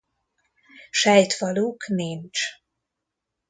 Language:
Hungarian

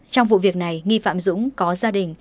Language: Vietnamese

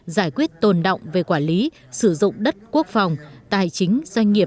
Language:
Vietnamese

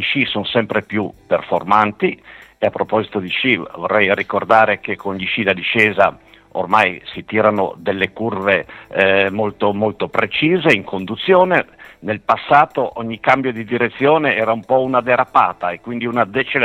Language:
Italian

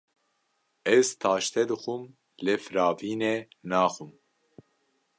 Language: Kurdish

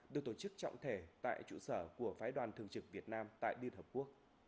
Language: Vietnamese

